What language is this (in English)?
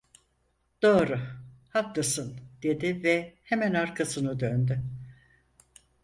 Turkish